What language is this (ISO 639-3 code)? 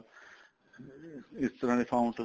pan